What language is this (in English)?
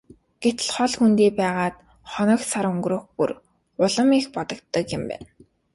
Mongolian